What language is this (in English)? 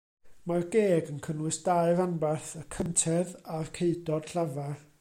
Welsh